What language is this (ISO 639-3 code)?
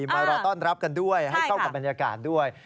tha